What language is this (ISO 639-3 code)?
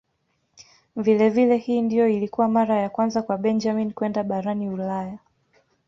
swa